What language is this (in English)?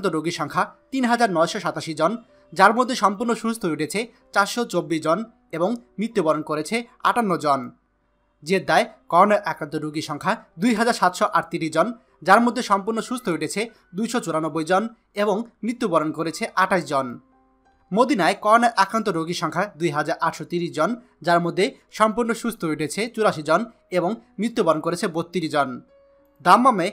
Hindi